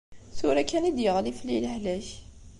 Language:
Kabyle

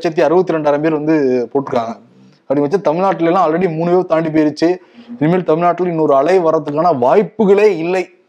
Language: Tamil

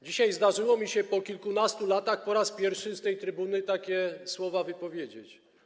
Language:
Polish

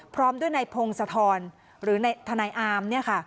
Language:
Thai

